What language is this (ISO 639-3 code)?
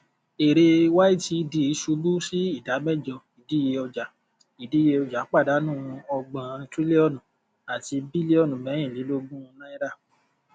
yor